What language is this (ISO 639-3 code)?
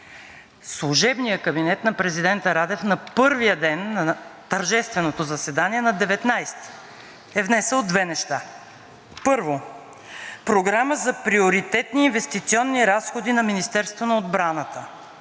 bul